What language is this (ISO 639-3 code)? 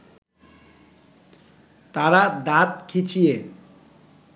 ben